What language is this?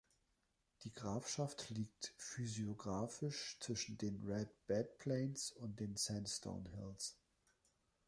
German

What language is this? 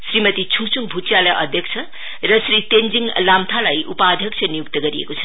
Nepali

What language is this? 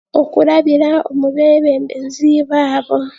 Chiga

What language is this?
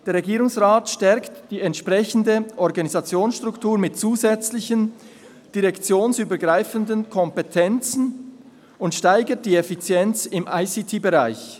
Swiss German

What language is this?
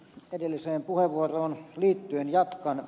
Finnish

